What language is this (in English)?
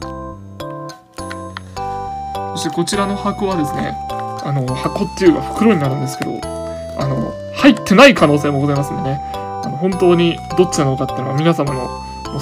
Japanese